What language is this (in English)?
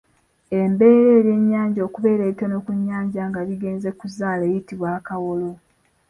Ganda